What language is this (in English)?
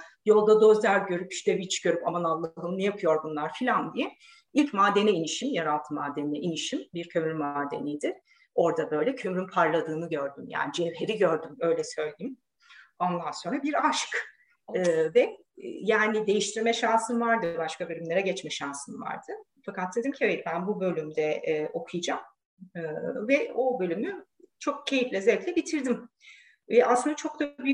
Turkish